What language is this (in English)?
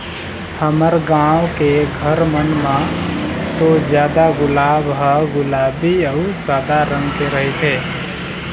Chhattisgarhi